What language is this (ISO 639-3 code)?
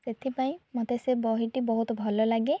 ori